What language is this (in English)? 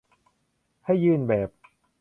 Thai